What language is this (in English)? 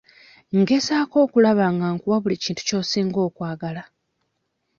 Ganda